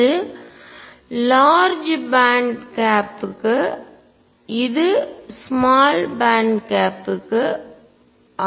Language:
Tamil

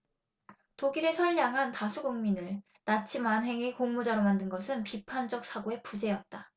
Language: Korean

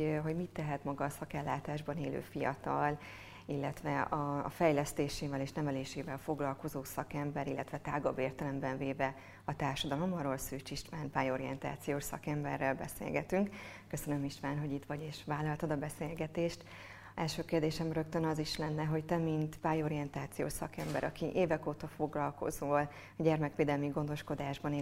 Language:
Hungarian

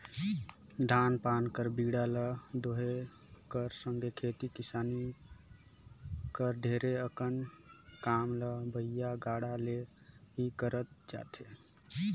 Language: Chhattisgarhi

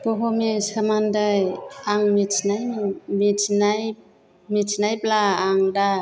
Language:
Bodo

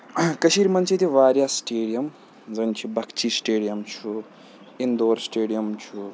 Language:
Kashmiri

